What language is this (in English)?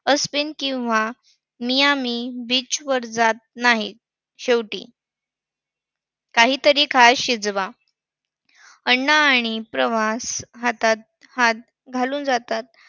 Marathi